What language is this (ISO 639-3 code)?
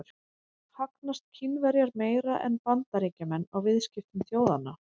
isl